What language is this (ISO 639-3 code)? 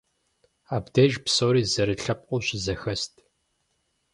kbd